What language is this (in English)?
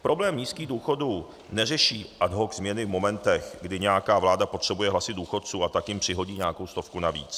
Czech